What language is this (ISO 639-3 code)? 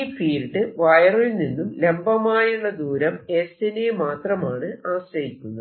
mal